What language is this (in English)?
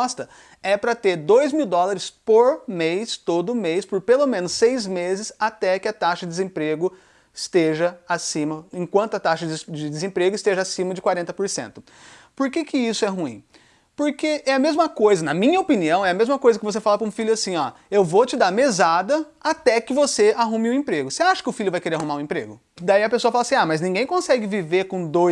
Portuguese